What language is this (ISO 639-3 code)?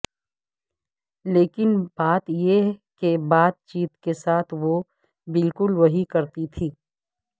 urd